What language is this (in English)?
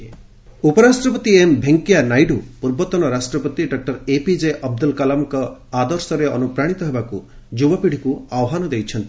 Odia